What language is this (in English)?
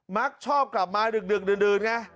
Thai